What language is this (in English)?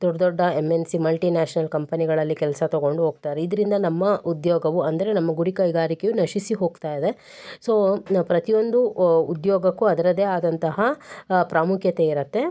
Kannada